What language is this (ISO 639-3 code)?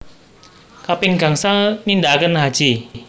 jav